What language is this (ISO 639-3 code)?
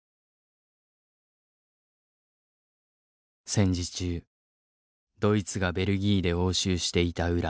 jpn